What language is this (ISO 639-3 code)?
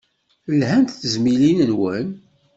kab